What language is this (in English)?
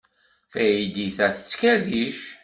Kabyle